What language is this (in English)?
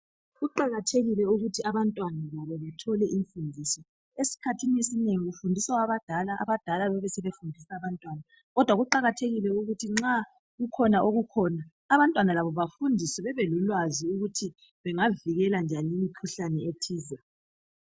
North Ndebele